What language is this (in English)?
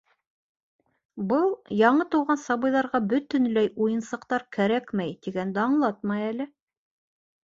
Bashkir